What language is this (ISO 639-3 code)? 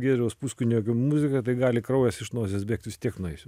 lit